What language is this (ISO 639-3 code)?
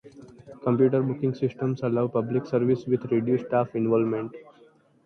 eng